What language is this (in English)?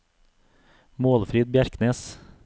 Norwegian